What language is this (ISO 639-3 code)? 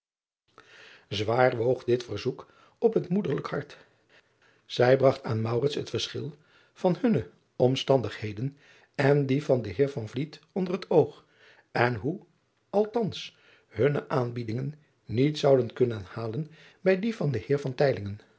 nld